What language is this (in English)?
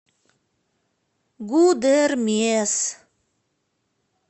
Russian